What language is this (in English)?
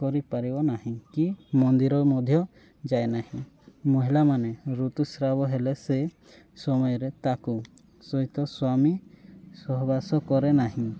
Odia